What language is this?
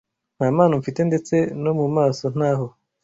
Kinyarwanda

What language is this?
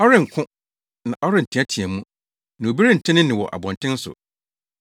Akan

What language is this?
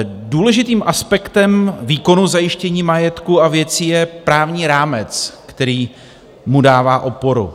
Czech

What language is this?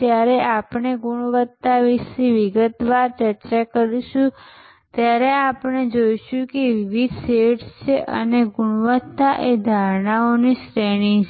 Gujarati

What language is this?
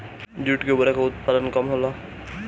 Bhojpuri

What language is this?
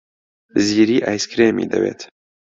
Central Kurdish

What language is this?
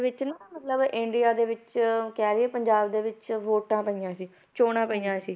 Punjabi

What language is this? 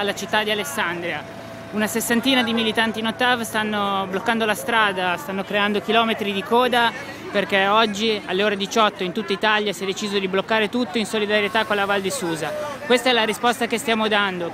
Italian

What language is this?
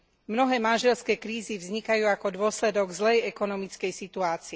Slovak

